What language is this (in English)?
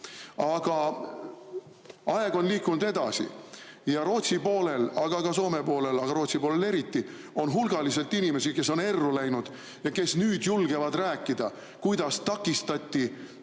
Estonian